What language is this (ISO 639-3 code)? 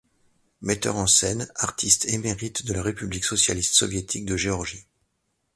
fra